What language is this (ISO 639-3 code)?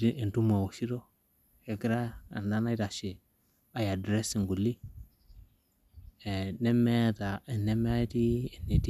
mas